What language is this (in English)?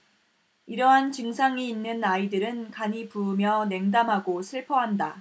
Korean